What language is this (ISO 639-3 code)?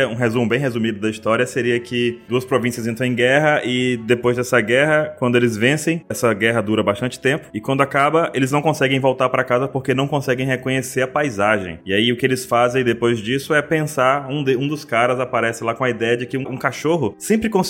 por